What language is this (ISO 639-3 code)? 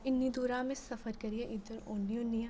doi